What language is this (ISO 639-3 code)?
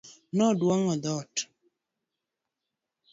luo